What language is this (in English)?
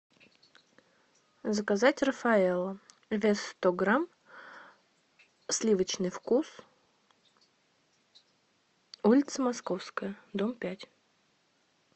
Russian